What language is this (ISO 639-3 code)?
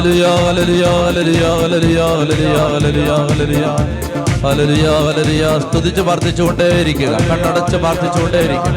mal